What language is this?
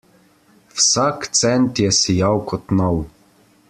Slovenian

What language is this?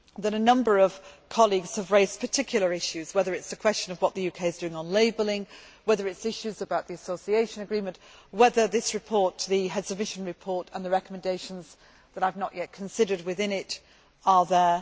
English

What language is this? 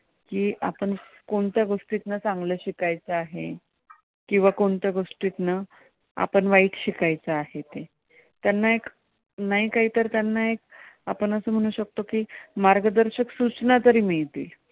Marathi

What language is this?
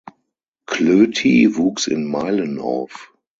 German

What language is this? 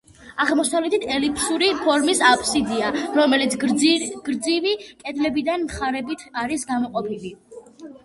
Georgian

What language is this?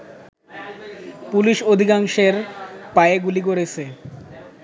Bangla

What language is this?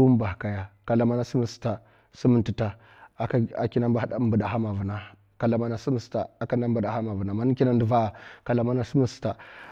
Mafa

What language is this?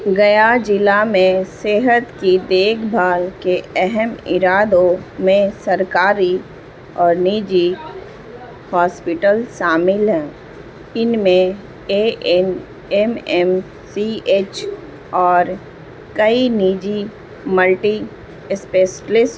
Urdu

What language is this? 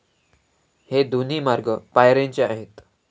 Marathi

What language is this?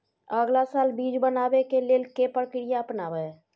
Maithili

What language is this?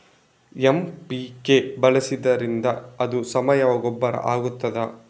Kannada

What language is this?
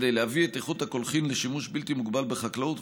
Hebrew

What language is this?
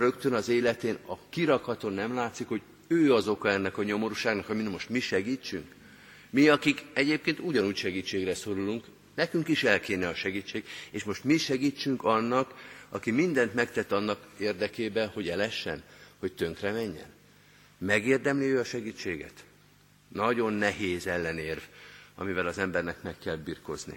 Hungarian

